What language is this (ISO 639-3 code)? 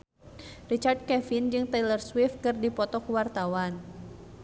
sun